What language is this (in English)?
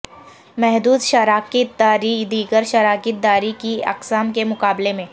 Urdu